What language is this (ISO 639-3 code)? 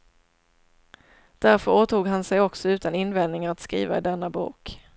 swe